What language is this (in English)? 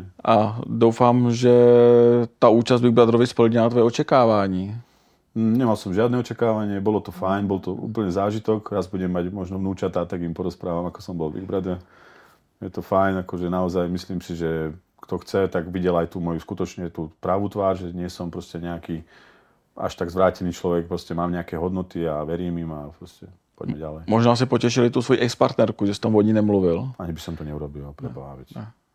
Czech